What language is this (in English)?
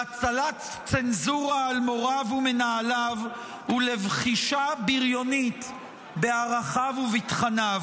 Hebrew